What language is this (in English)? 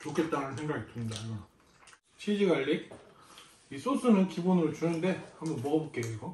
Korean